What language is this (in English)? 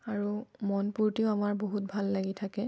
Assamese